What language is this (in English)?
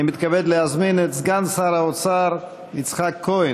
Hebrew